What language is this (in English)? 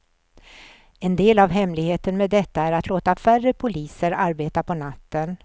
Swedish